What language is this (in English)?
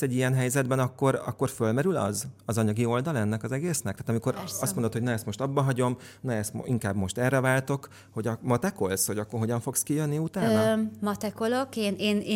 Hungarian